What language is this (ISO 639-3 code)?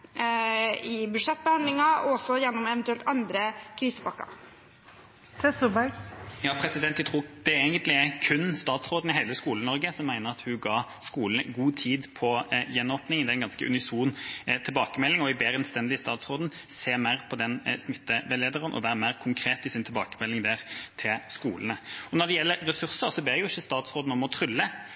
nor